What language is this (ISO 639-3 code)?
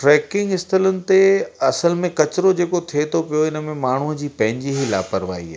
snd